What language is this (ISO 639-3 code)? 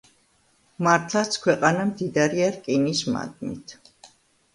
kat